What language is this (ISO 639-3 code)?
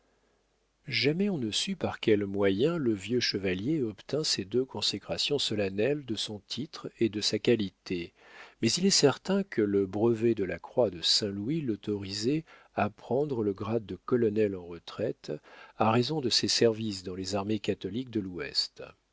fra